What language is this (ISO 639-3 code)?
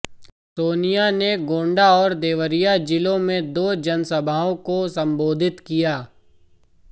hin